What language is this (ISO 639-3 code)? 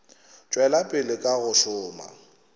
nso